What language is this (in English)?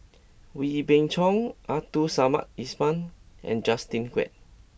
English